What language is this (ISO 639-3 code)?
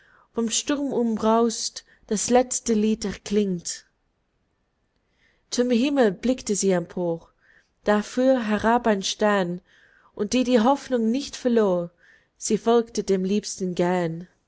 deu